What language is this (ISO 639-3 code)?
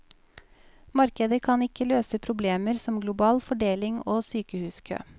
nor